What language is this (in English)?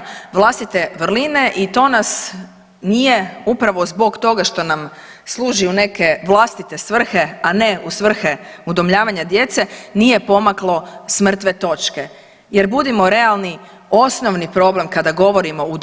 Croatian